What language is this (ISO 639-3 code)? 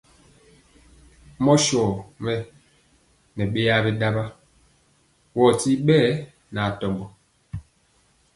mcx